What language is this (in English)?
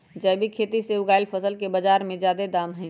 Magahi